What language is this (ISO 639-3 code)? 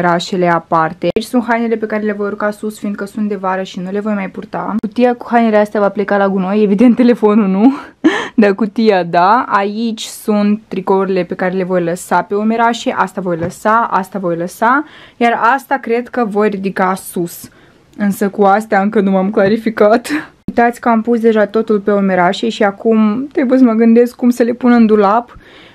ron